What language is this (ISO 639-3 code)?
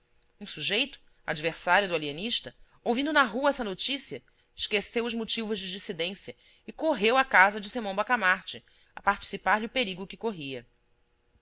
por